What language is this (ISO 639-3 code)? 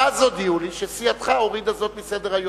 heb